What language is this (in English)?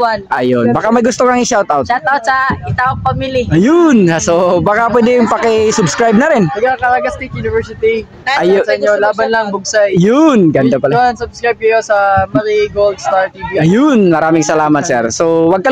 Filipino